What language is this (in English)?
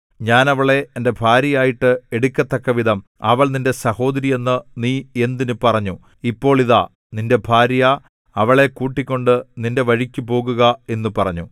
Malayalam